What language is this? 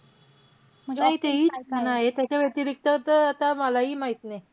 Marathi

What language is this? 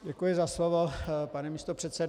Czech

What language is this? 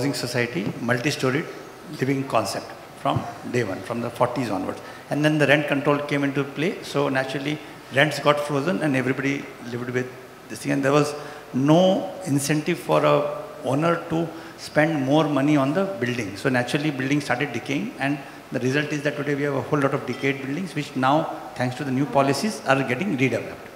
English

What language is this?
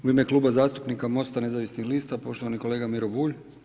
Croatian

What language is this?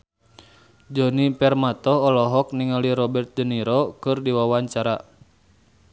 Sundanese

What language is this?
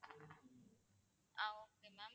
Tamil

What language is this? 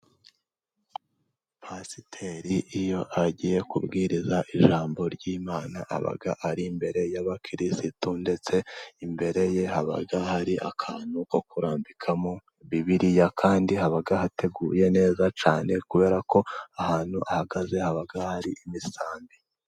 Kinyarwanda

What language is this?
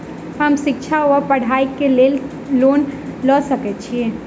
Maithili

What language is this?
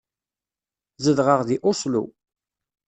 Kabyle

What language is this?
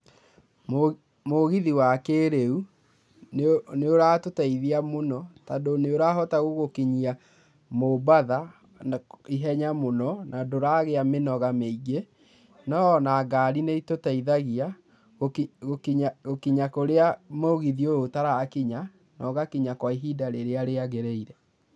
Kikuyu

